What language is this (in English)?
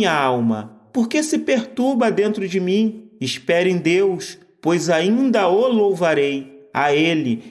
Portuguese